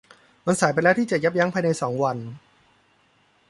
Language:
Thai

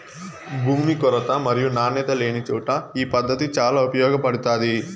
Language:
Telugu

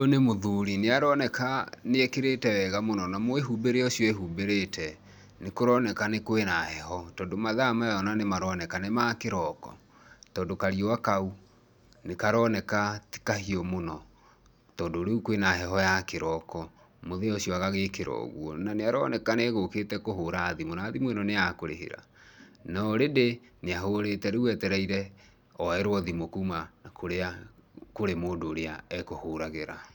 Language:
Kikuyu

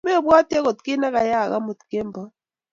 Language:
Kalenjin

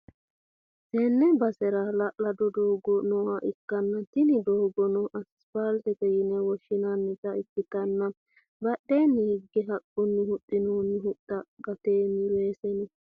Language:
Sidamo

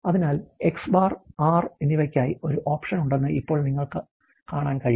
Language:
Malayalam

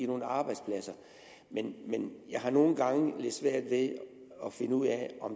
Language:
Danish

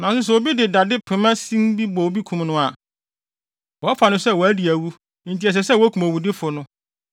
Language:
Akan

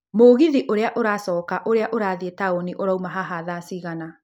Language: Kikuyu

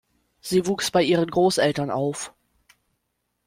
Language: German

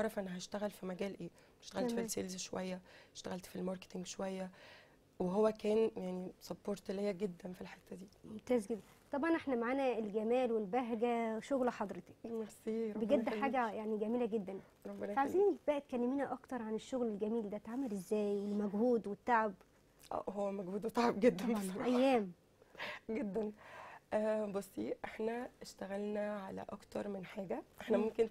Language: Arabic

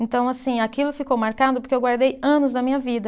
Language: Portuguese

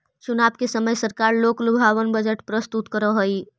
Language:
Magahi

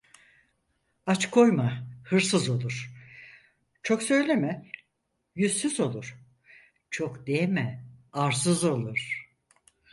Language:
Turkish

